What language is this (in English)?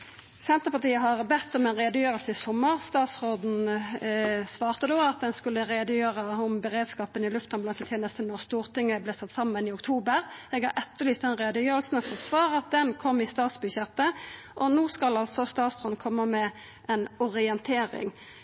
Norwegian Nynorsk